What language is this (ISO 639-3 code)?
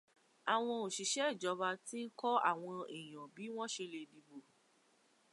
yor